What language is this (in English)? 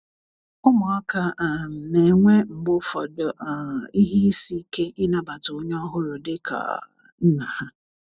Igbo